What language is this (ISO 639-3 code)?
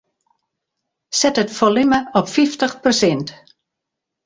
fry